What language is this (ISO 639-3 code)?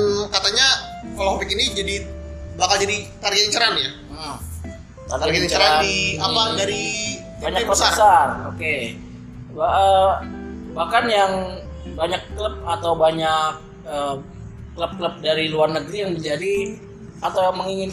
ind